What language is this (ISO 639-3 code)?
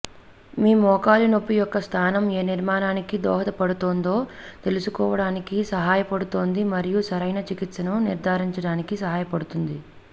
tel